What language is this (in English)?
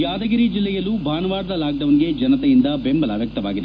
Kannada